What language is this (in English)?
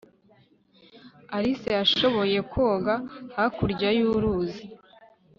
Kinyarwanda